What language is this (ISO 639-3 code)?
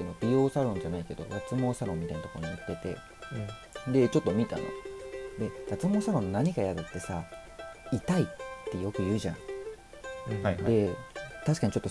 jpn